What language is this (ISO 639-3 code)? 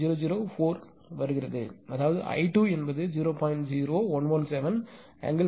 tam